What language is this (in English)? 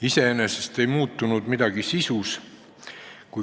Estonian